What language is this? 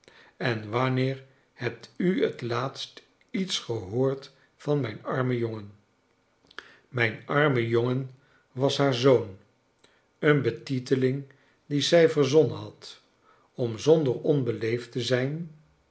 Dutch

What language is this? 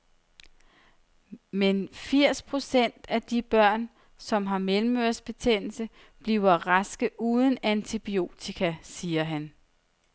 Danish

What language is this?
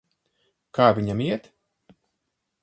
Latvian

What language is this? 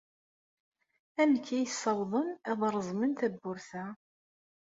Kabyle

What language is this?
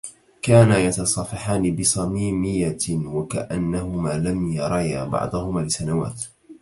Arabic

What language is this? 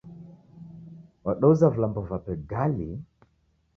Taita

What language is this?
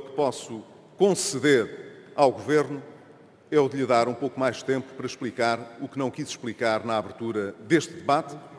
Portuguese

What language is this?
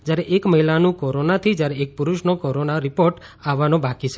Gujarati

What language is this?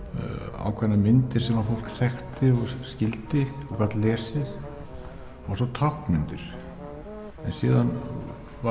Icelandic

